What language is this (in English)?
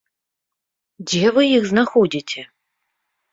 Belarusian